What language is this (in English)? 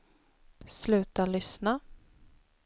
Swedish